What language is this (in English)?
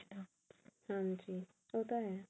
Punjabi